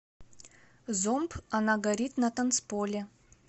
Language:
Russian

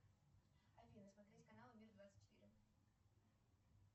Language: Russian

